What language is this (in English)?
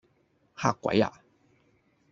Cantonese